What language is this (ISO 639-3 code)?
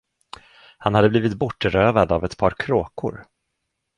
swe